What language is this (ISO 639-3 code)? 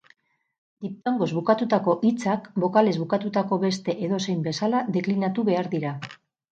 eus